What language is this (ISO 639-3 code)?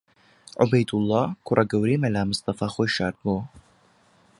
ckb